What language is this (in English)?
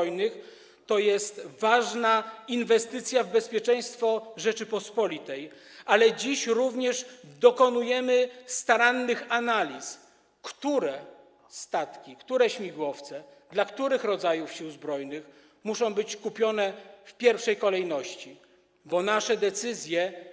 Polish